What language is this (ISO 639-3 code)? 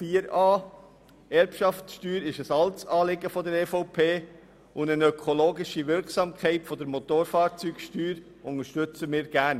gsw